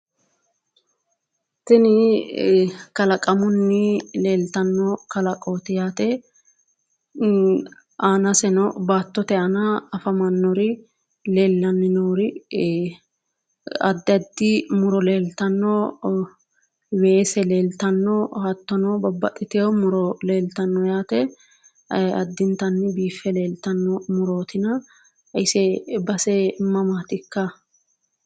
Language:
Sidamo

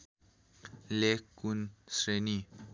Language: Nepali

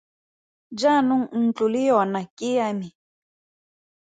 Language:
Tswana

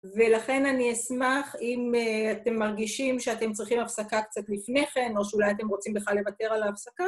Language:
Hebrew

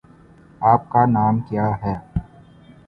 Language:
Urdu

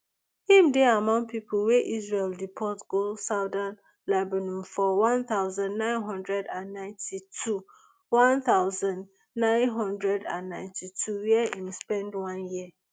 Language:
Nigerian Pidgin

